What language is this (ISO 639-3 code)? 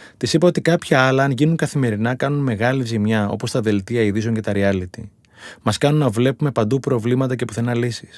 ell